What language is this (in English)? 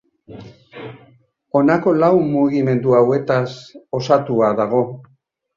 Basque